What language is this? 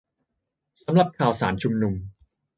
Thai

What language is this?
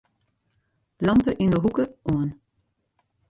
Western Frisian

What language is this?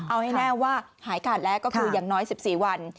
Thai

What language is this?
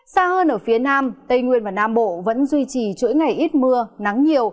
Vietnamese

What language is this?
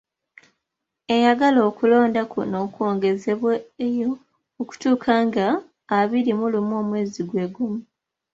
Ganda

